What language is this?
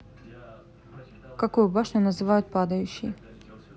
Russian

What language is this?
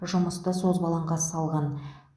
Kazakh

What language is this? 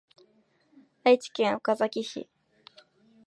Japanese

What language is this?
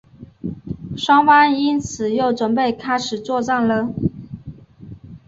Chinese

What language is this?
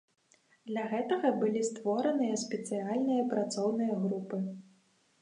Belarusian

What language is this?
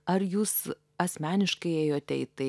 Lithuanian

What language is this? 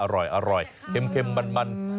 Thai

